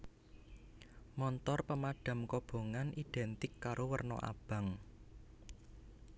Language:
Javanese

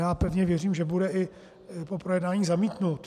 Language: Czech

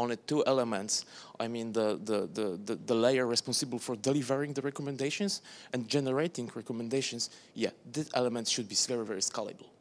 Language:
English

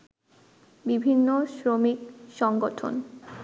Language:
Bangla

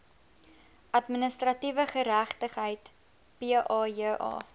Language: Afrikaans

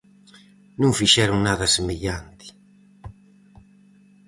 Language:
Galician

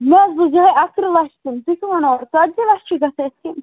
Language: Kashmiri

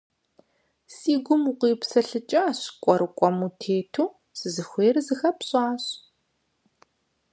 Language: Kabardian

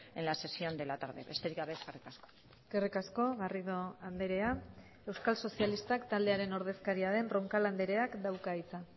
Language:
Basque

